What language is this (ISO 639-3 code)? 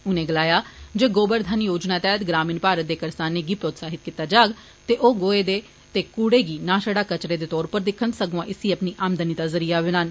doi